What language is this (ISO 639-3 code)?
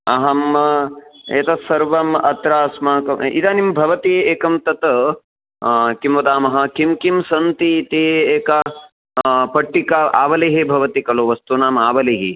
san